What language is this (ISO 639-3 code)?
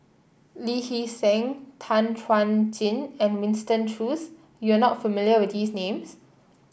eng